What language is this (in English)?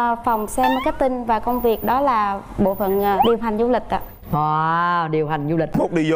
Vietnamese